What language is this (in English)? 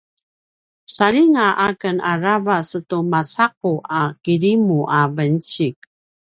Paiwan